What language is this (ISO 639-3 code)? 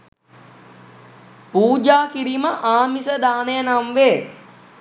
sin